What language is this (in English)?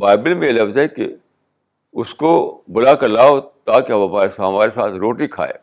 Urdu